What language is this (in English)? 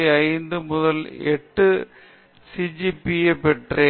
Tamil